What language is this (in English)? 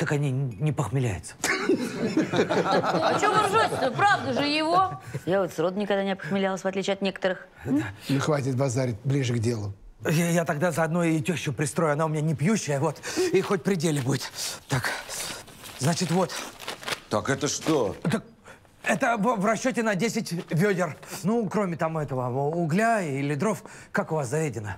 Russian